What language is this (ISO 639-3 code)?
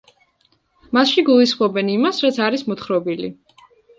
kat